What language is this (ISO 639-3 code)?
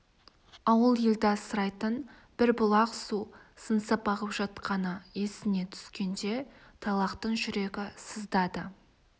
kaz